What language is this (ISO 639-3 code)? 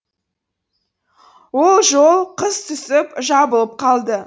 kaz